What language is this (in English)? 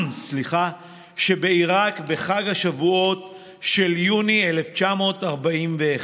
Hebrew